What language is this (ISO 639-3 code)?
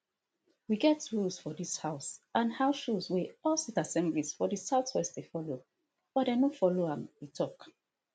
pcm